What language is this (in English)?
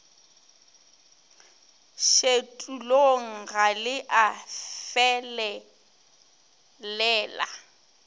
Northern Sotho